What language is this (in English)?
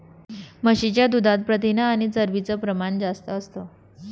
Marathi